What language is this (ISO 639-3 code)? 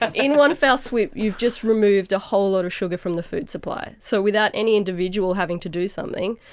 eng